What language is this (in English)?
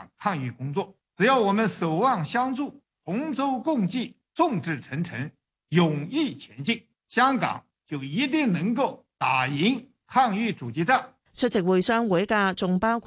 Chinese